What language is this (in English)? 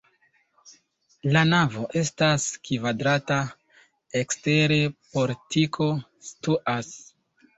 Esperanto